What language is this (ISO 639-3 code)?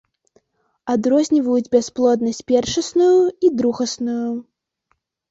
bel